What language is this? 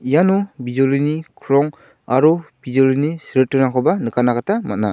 Garo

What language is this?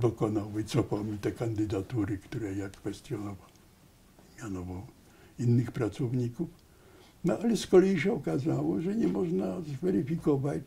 Polish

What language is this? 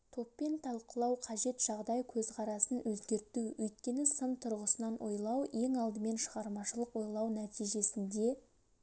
Kazakh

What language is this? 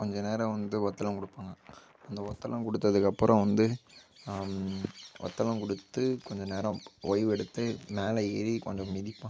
Tamil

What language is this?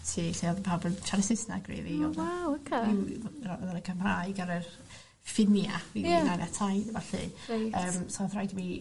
Welsh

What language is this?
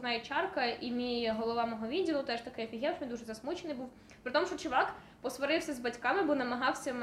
Ukrainian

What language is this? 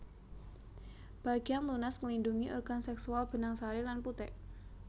Javanese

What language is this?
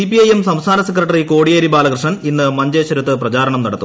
Malayalam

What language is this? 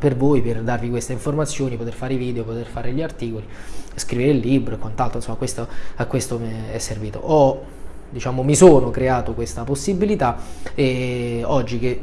Italian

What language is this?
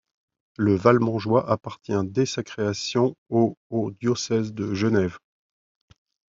French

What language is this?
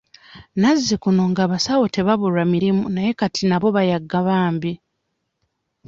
Ganda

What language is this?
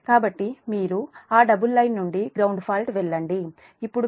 Telugu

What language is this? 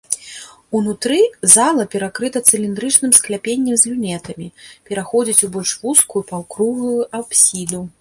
Belarusian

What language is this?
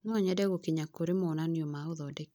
Kikuyu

